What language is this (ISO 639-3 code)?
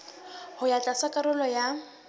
sot